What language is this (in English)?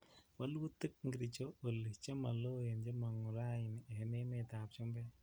Kalenjin